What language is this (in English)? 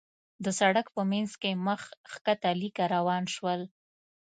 Pashto